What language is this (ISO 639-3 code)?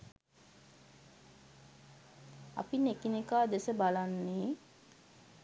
sin